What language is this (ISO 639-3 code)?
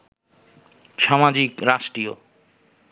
ben